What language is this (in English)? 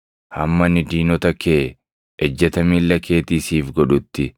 Oromo